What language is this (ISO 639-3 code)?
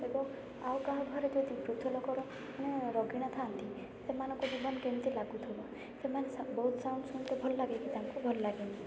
ori